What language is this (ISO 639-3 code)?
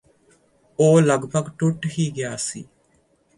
pan